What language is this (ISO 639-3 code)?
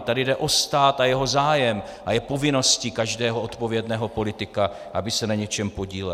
ces